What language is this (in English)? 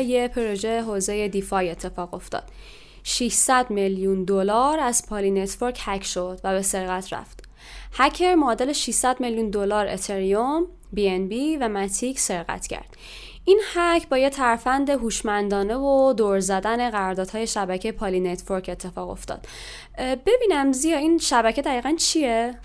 Persian